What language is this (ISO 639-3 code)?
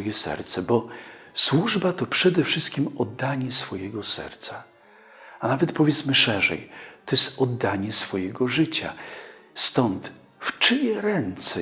pol